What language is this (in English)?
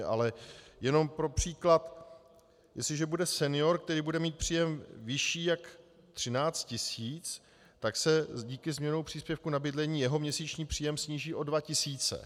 Czech